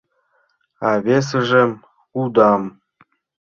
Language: Mari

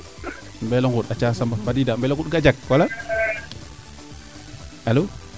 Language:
Serer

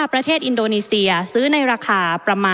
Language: Thai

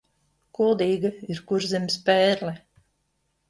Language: Latvian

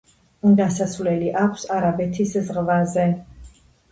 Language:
Georgian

